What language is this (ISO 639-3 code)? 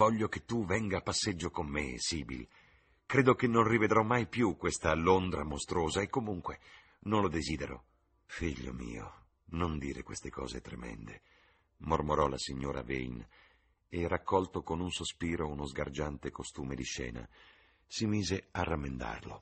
ita